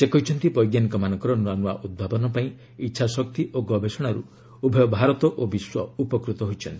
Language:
Odia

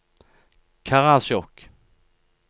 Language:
Norwegian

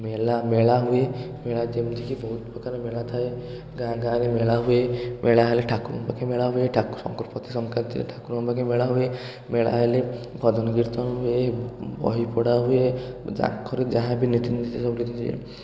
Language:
Odia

